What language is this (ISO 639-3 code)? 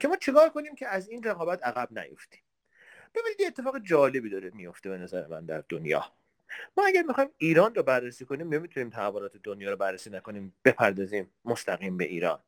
fas